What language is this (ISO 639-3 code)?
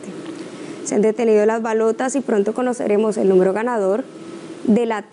spa